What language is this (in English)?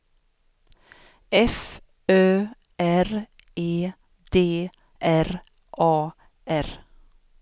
Swedish